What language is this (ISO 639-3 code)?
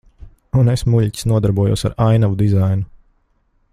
lav